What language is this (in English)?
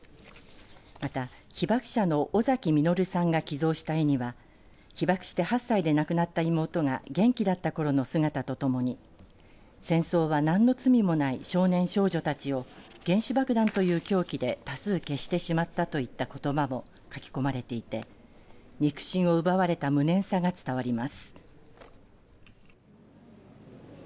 Japanese